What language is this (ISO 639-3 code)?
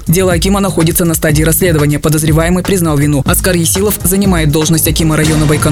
rus